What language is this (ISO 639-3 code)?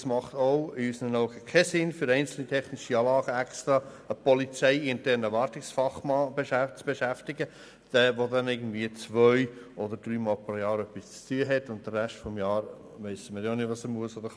gsw